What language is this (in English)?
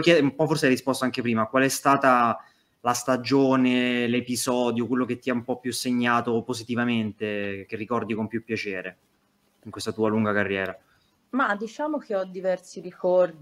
Italian